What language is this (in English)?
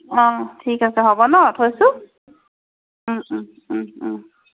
Assamese